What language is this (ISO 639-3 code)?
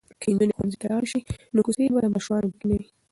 pus